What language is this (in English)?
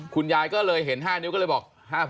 Thai